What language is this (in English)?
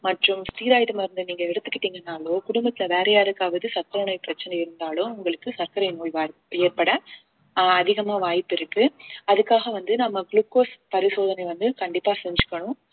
Tamil